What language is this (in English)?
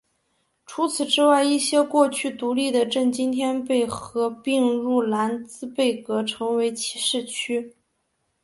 Chinese